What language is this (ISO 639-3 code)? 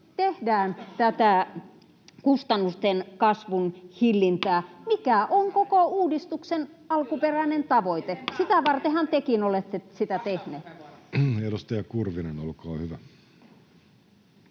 fin